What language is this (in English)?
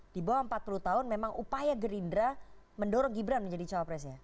Indonesian